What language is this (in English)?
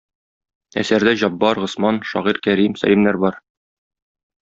Tatar